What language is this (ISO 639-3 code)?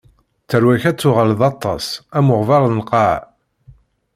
kab